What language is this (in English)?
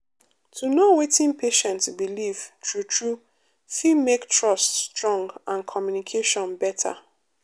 Nigerian Pidgin